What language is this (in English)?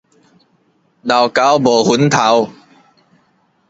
Min Nan Chinese